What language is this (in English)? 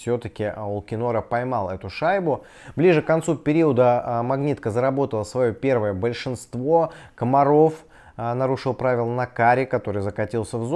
Russian